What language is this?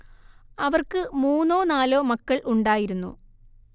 Malayalam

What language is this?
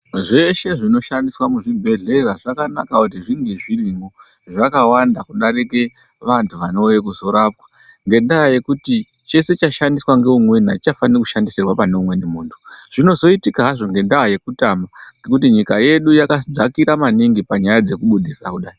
Ndau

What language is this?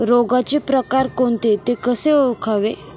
Marathi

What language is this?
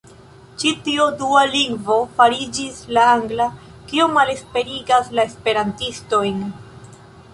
Esperanto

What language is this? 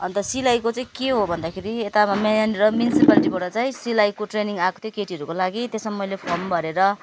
Nepali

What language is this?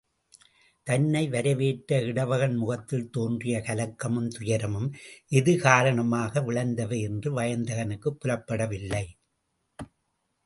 Tamil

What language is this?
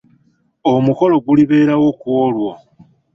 Ganda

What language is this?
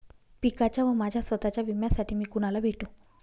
Marathi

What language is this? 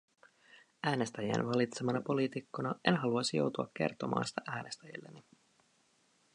Finnish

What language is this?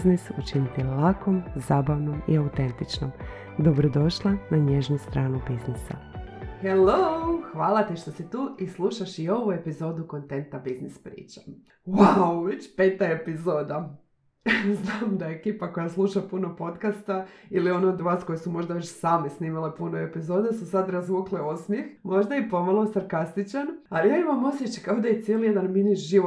Croatian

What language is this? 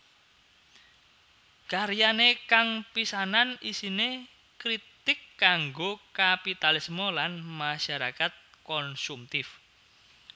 Javanese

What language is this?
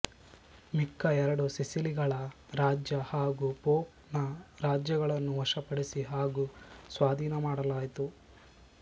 Kannada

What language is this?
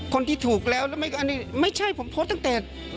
Thai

